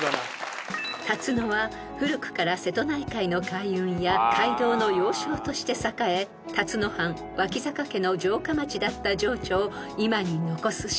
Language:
Japanese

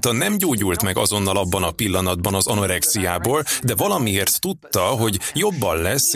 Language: Hungarian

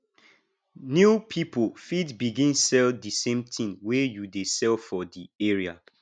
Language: Nigerian Pidgin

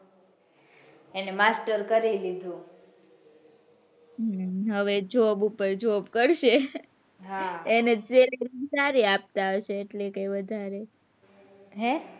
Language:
Gujarati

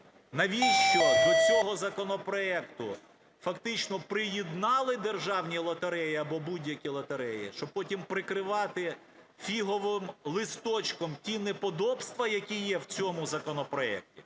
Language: Ukrainian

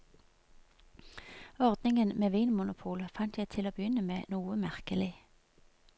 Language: Norwegian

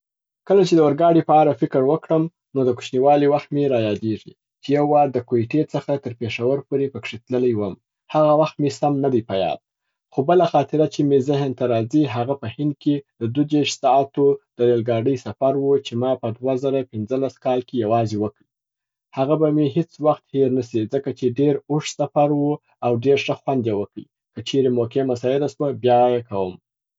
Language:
Southern Pashto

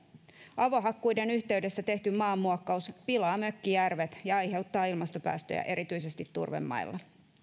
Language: Finnish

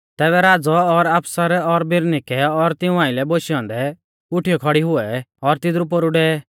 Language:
Mahasu Pahari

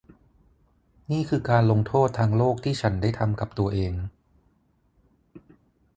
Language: Thai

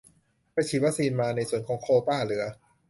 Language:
Thai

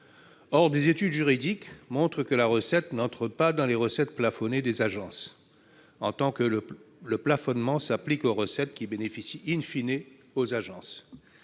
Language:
French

